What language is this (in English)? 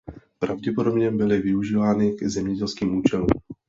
Czech